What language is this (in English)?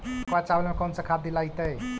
Magahi